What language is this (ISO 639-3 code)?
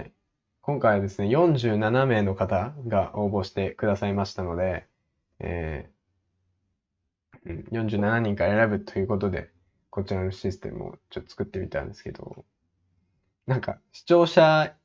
jpn